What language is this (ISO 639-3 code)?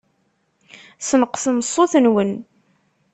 kab